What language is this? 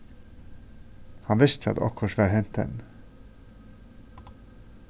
Faroese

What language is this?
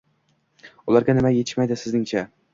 Uzbek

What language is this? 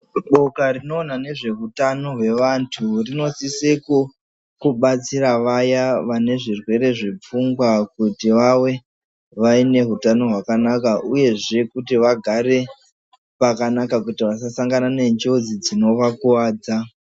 Ndau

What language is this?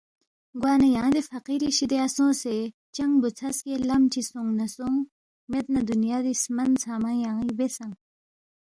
Balti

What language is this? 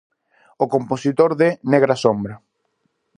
Galician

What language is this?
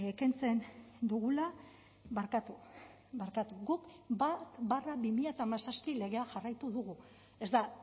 Basque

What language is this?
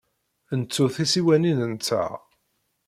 Kabyle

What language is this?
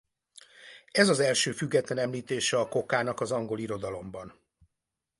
Hungarian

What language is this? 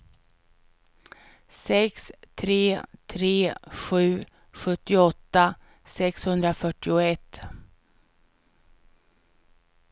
Swedish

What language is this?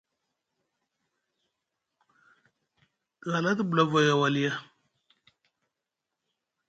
Musgu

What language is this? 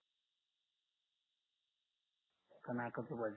Marathi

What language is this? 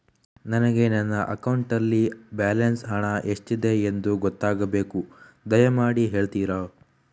Kannada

